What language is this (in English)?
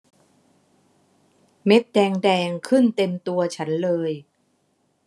Thai